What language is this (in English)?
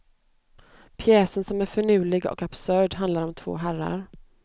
Swedish